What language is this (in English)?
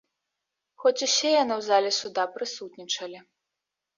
Belarusian